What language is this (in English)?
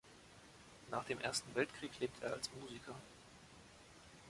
German